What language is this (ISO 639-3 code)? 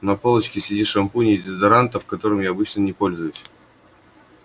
rus